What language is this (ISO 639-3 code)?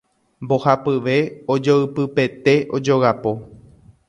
grn